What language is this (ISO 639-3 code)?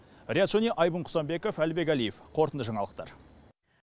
kaz